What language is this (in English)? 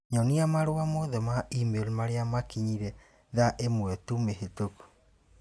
Kikuyu